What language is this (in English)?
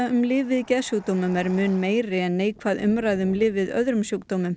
Icelandic